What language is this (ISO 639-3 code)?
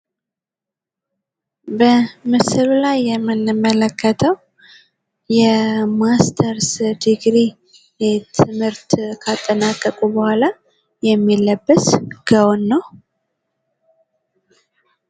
amh